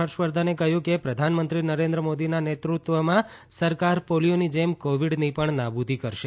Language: Gujarati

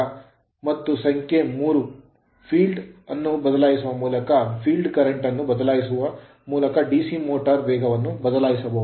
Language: Kannada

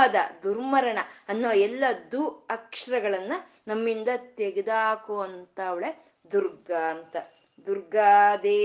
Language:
Kannada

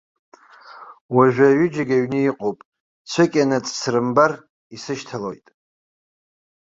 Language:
Abkhazian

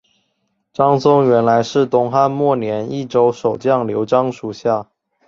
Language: Chinese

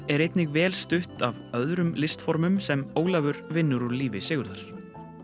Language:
Icelandic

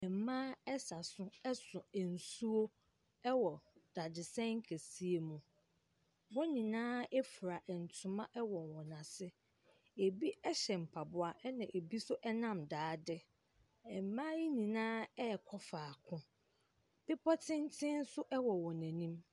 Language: Akan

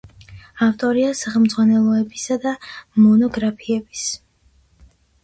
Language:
Georgian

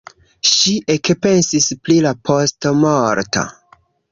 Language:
Esperanto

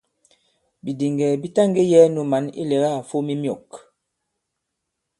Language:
Bankon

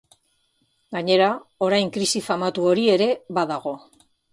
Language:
Basque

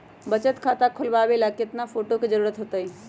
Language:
Magahi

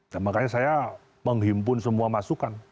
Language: Indonesian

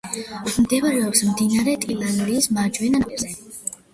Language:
Georgian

